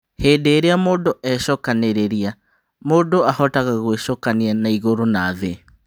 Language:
Kikuyu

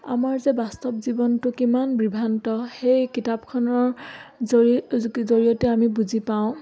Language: Assamese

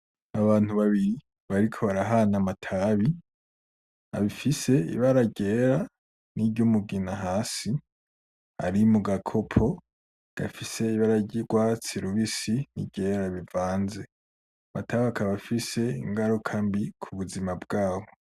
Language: Rundi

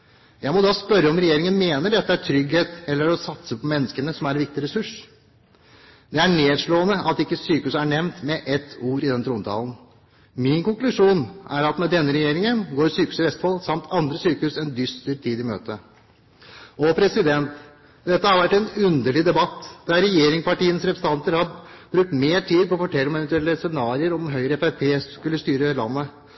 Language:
Norwegian Bokmål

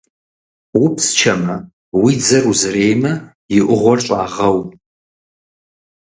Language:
Kabardian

